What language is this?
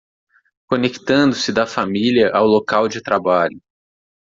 Portuguese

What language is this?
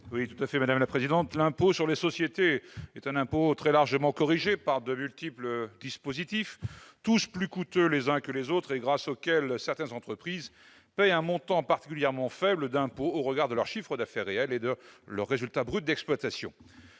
French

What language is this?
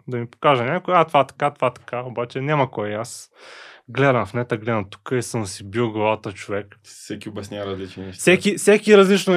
Bulgarian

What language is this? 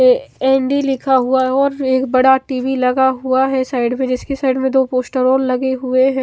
Hindi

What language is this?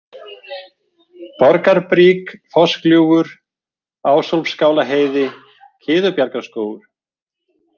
Icelandic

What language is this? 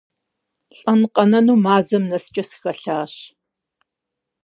Kabardian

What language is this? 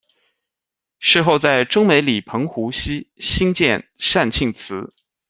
Chinese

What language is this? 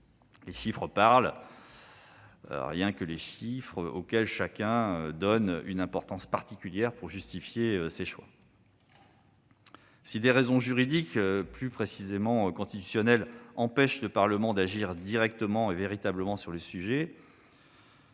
French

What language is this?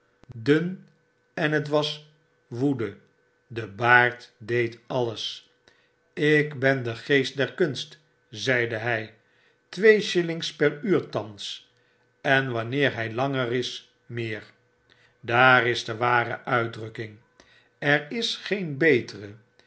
Dutch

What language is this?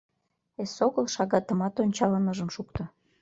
Mari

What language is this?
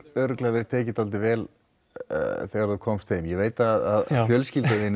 Icelandic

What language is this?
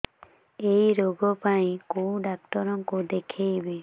Odia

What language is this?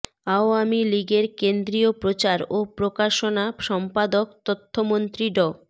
Bangla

